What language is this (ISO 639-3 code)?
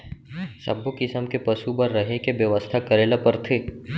hne